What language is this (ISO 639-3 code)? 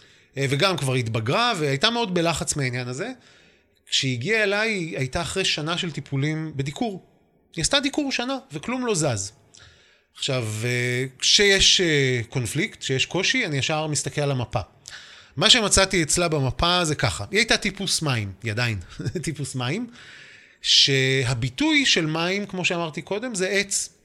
heb